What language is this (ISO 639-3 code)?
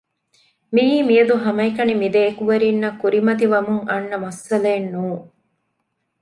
div